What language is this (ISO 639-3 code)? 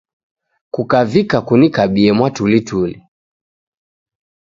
dav